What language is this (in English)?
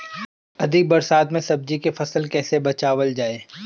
Bhojpuri